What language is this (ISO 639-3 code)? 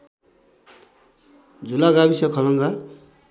nep